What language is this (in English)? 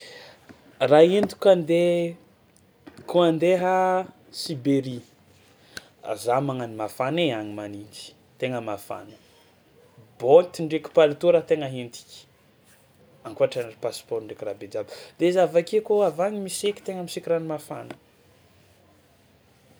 Tsimihety Malagasy